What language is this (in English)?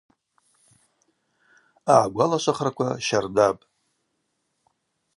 Abaza